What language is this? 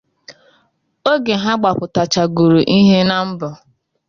Igbo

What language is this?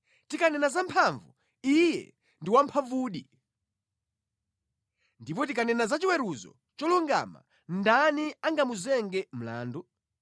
Nyanja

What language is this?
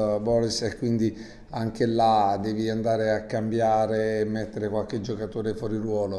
Italian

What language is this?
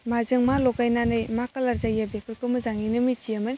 Bodo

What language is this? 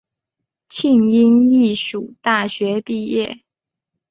Chinese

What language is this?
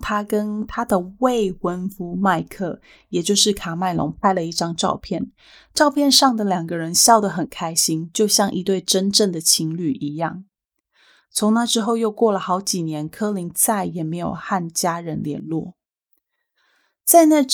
Chinese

